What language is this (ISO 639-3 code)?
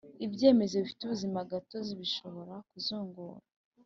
kin